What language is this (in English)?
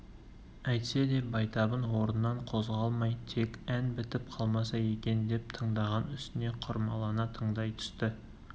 Kazakh